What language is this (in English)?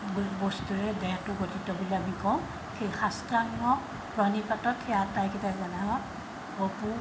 Assamese